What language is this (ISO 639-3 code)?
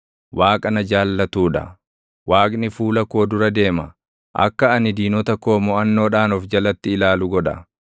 orm